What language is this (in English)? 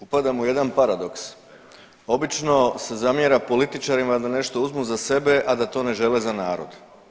Croatian